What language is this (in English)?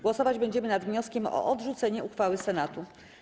Polish